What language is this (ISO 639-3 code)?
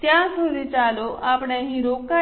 guj